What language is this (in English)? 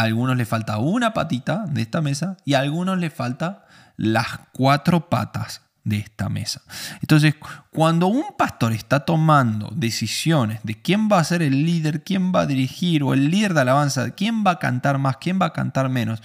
Spanish